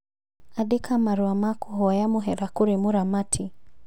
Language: Kikuyu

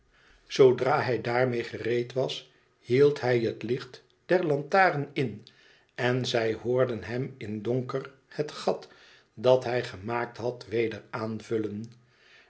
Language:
Dutch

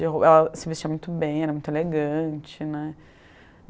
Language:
Portuguese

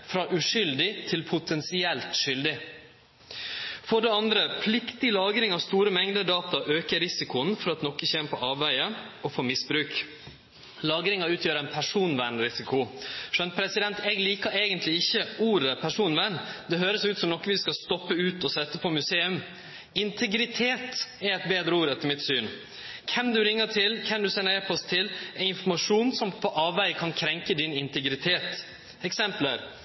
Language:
Norwegian Nynorsk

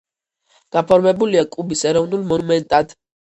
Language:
Georgian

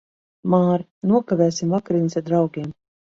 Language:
Latvian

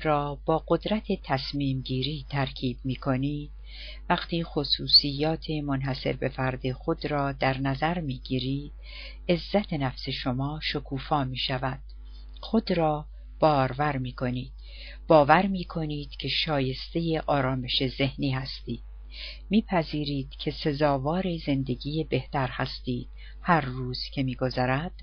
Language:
Persian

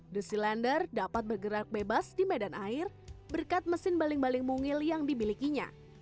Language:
Indonesian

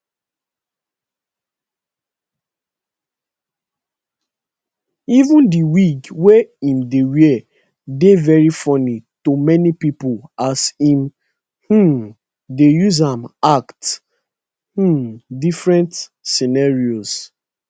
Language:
Nigerian Pidgin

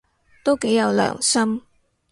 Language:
Cantonese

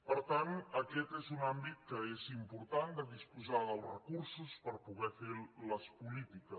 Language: Catalan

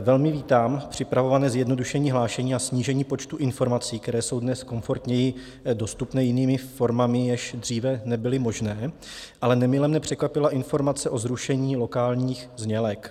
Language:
Czech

